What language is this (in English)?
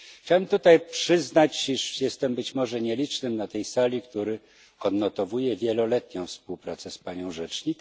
Polish